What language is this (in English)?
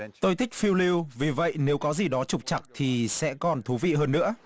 Vietnamese